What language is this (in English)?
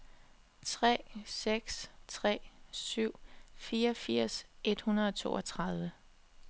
Danish